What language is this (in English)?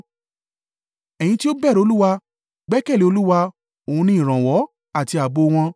Yoruba